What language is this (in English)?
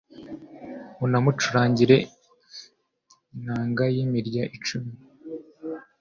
Kinyarwanda